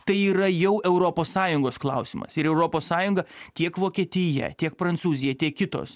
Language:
Lithuanian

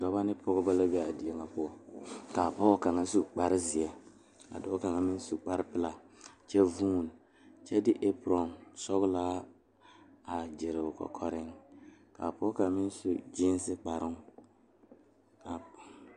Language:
Southern Dagaare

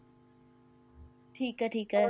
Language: Punjabi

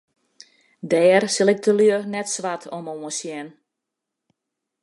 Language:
Western Frisian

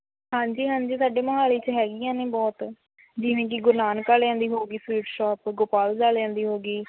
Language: Punjabi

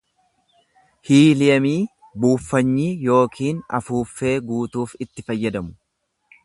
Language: Oromo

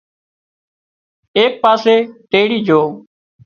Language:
Wadiyara Koli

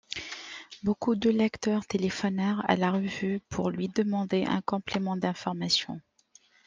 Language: French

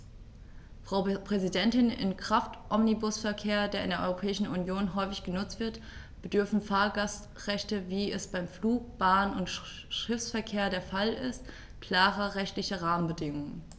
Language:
German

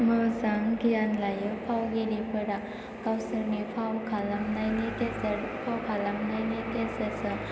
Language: Bodo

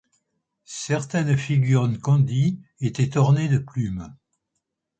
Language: French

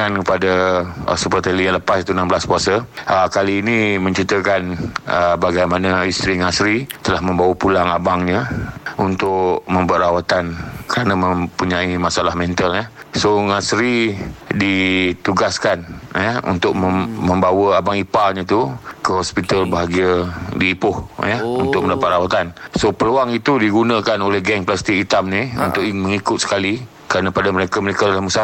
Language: Malay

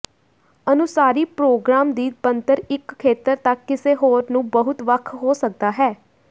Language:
Punjabi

